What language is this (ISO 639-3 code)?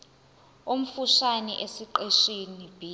zul